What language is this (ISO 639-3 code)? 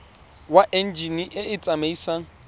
tsn